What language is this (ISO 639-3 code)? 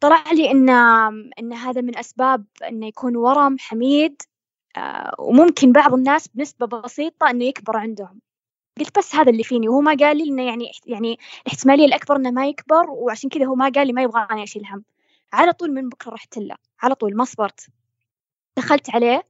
ara